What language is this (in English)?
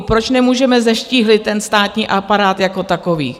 Czech